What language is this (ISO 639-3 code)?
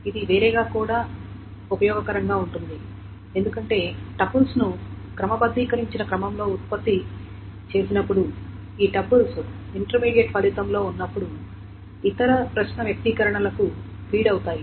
tel